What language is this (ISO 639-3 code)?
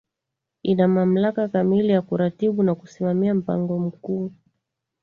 swa